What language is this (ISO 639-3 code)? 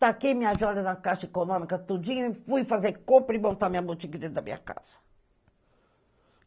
por